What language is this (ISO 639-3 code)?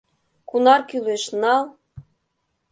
chm